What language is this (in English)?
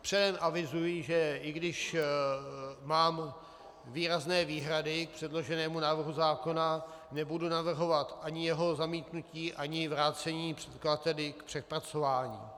Czech